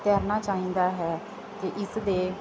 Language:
Punjabi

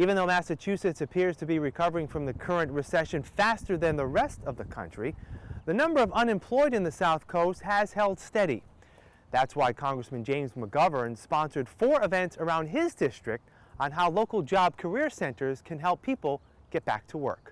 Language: English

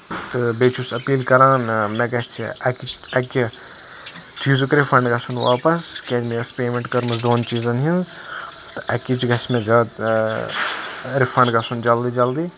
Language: Kashmiri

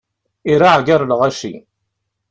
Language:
Kabyle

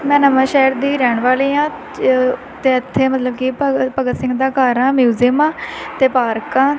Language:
Punjabi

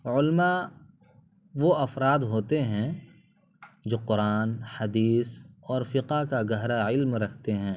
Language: Urdu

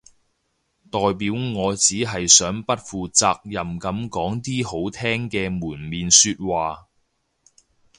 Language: Cantonese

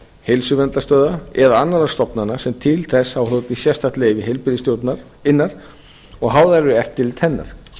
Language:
Icelandic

